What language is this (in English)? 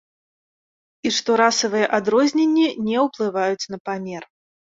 Belarusian